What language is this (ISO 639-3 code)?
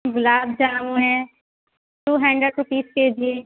urd